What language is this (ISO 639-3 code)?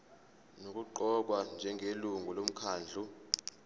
zul